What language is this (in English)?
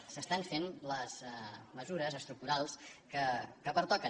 Catalan